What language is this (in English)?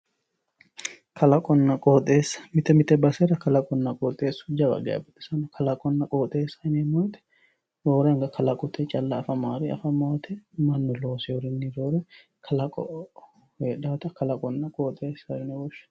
Sidamo